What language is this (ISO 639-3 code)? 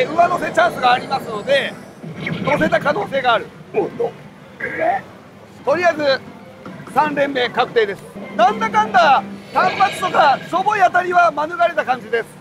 jpn